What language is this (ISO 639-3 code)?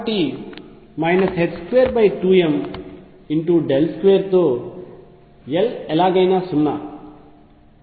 tel